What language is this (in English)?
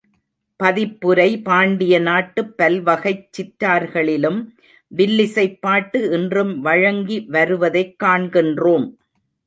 Tamil